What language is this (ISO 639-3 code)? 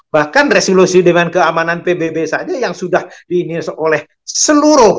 ind